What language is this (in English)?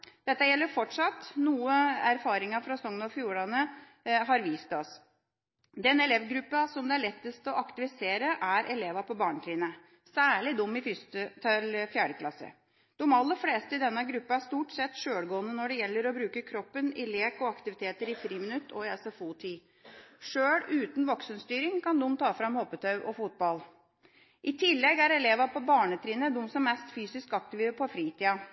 Norwegian Bokmål